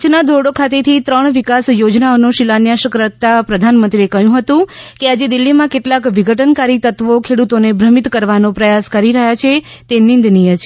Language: Gujarati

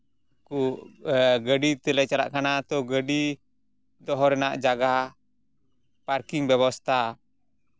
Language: Santali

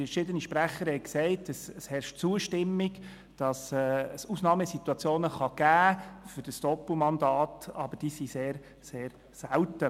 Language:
Swiss German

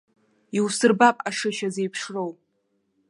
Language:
Abkhazian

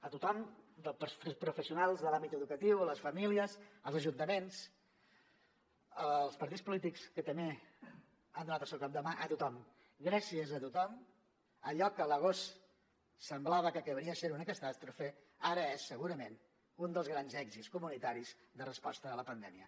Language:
Catalan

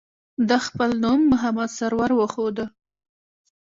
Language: Pashto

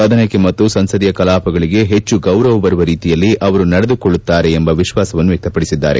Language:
Kannada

